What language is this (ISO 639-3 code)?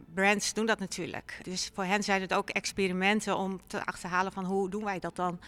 nld